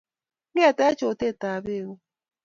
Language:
Kalenjin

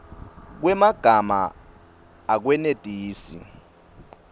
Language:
Swati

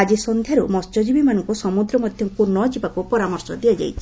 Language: Odia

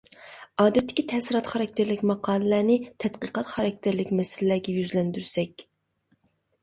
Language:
Uyghur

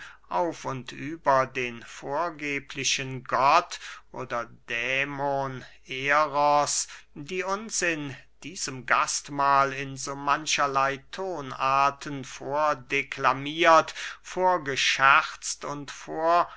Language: German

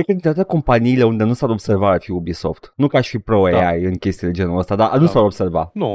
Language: Romanian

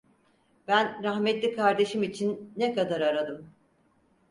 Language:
Turkish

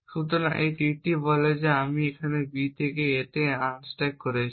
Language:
Bangla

